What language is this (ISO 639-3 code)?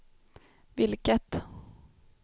swe